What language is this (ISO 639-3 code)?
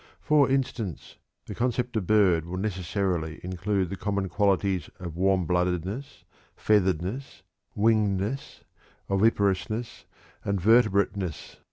eng